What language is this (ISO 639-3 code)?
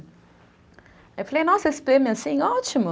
por